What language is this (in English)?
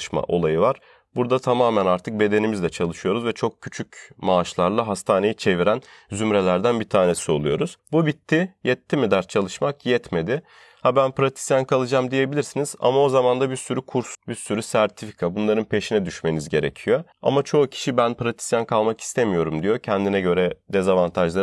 Turkish